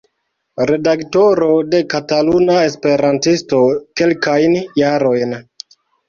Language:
Esperanto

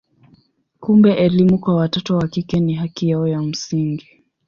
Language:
Swahili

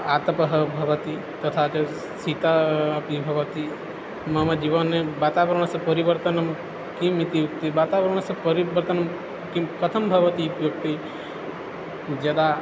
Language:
Sanskrit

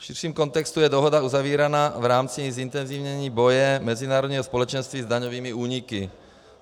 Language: Czech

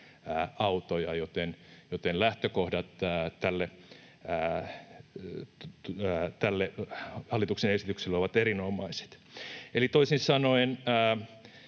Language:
Finnish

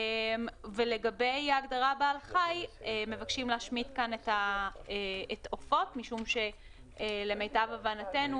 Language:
Hebrew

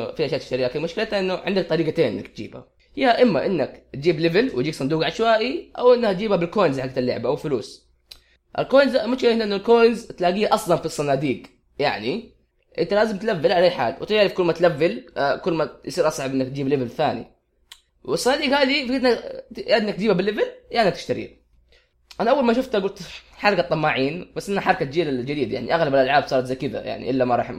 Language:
Arabic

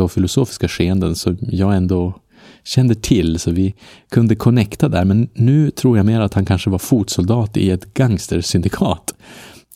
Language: Swedish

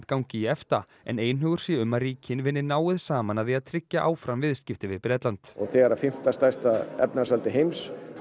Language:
Icelandic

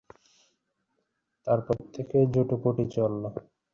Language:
Bangla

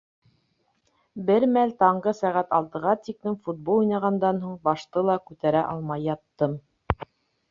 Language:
Bashkir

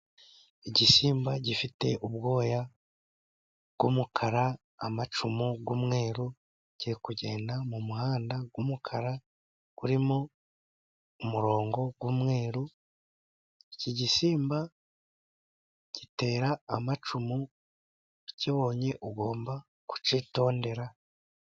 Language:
Kinyarwanda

